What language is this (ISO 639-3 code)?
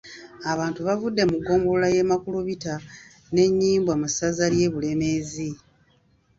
lug